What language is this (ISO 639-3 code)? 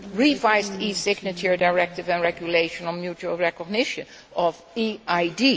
eng